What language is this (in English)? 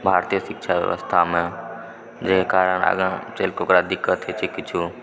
Maithili